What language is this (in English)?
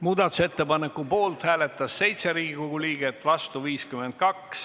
Estonian